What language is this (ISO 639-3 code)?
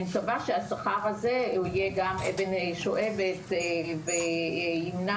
heb